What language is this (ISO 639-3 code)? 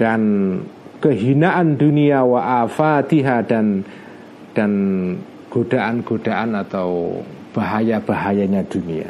ind